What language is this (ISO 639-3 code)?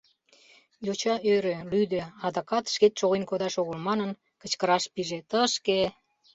chm